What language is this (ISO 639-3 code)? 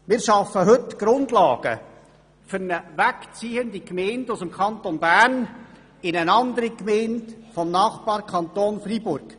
gsw